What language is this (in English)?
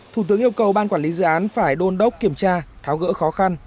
Vietnamese